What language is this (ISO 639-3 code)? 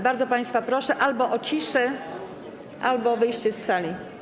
pol